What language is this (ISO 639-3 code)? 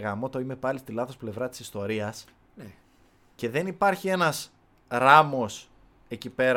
ell